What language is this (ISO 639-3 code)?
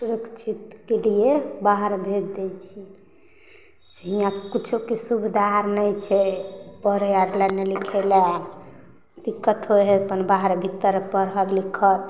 mai